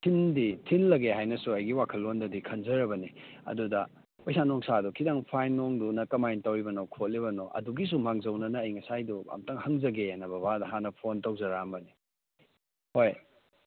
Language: Manipuri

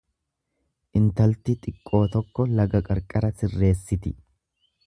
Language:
Oromo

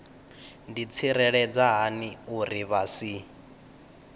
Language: Venda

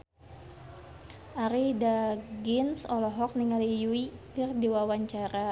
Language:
Sundanese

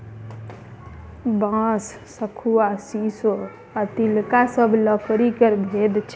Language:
Maithili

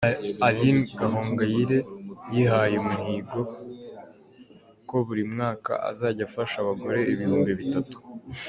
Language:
Kinyarwanda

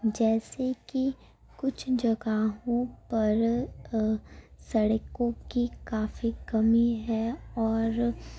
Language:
Urdu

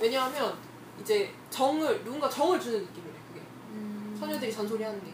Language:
Korean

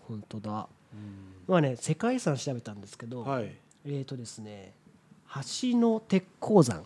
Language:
Japanese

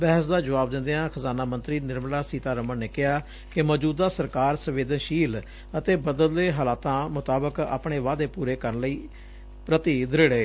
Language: Punjabi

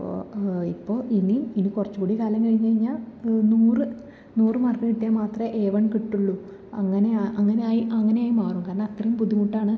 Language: Malayalam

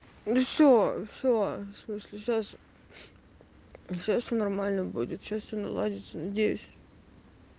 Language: Russian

